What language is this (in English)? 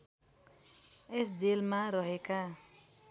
Nepali